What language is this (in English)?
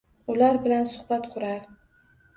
Uzbek